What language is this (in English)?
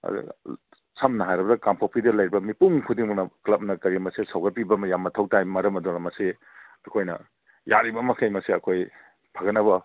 Manipuri